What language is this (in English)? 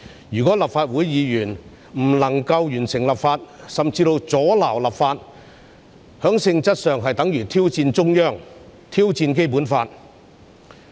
Cantonese